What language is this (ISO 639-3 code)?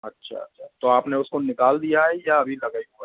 hin